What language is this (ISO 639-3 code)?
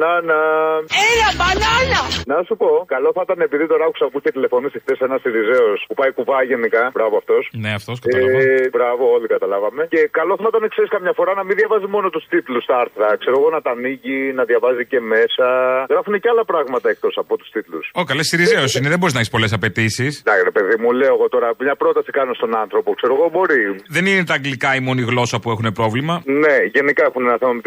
ell